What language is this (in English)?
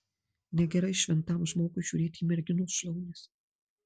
Lithuanian